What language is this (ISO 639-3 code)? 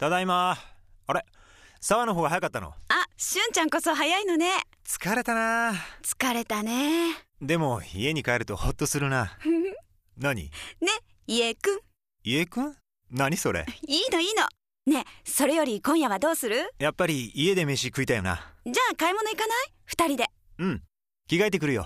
jpn